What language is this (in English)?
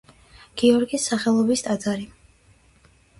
Georgian